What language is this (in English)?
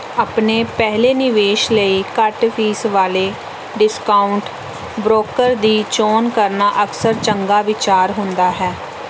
Punjabi